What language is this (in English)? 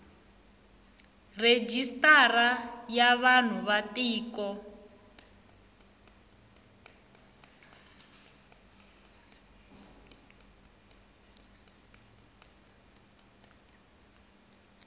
Tsonga